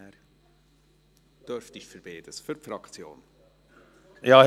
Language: Swiss German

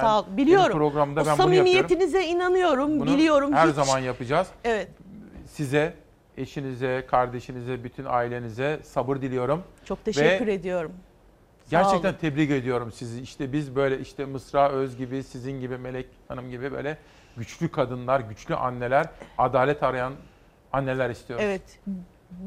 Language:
Turkish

